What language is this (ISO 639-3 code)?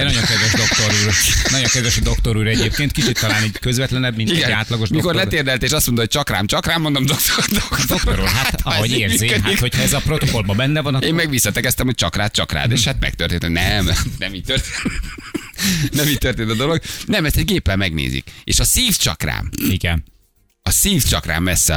hun